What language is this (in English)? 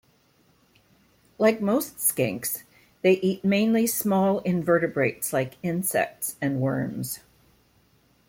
English